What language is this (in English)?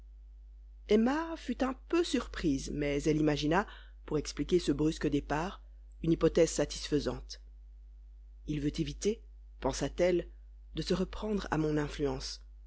French